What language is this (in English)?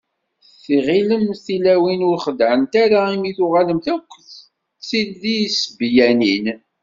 Kabyle